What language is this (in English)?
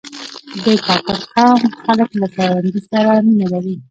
Pashto